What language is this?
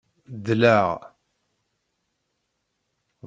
Kabyle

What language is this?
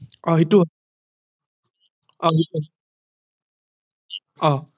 Assamese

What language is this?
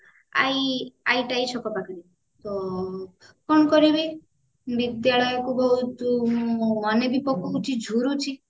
Odia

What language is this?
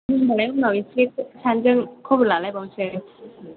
Bodo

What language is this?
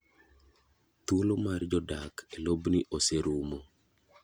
Luo (Kenya and Tanzania)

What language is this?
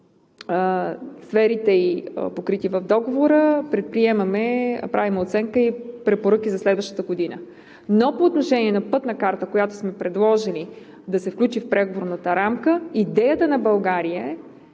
Bulgarian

